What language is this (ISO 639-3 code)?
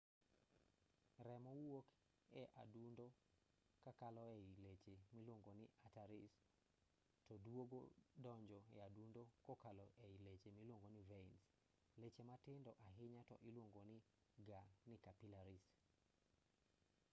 luo